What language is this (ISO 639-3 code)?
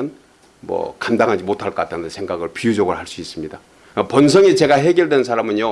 kor